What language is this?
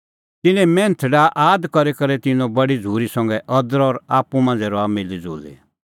Kullu Pahari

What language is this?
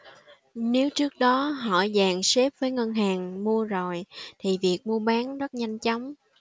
Vietnamese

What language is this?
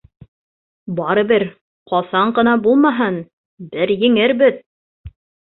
Bashkir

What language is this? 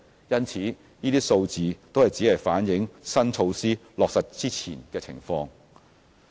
Cantonese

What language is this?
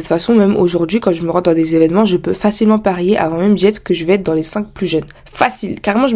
French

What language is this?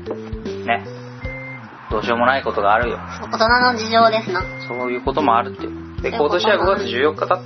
Japanese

